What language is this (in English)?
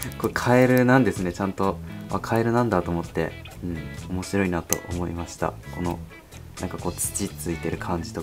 Japanese